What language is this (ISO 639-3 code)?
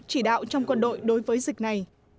vie